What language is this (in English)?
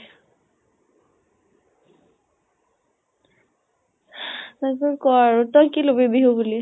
Assamese